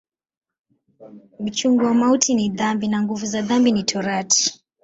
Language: Swahili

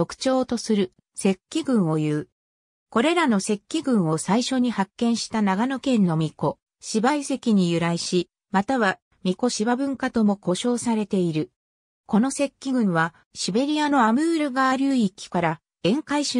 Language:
Japanese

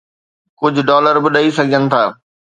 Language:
Sindhi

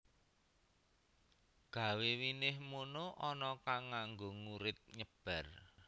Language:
Javanese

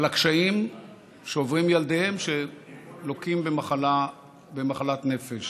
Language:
Hebrew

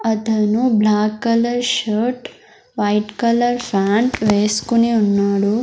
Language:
Telugu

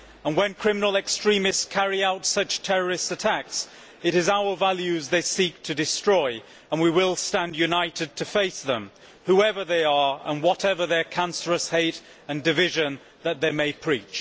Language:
English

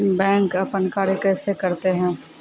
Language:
Maithili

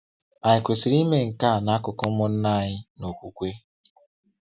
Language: Igbo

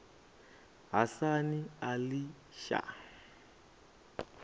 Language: Venda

